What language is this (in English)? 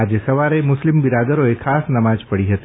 Gujarati